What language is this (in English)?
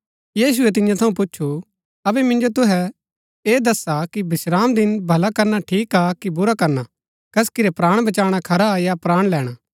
Gaddi